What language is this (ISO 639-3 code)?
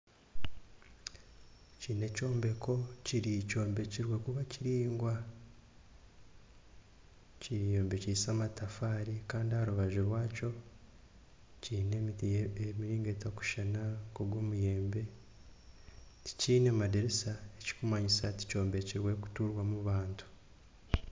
nyn